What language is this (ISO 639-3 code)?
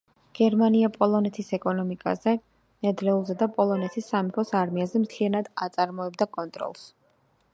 kat